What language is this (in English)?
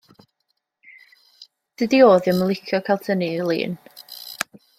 Welsh